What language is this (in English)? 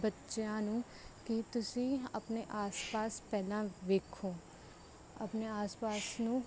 Punjabi